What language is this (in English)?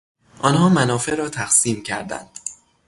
Persian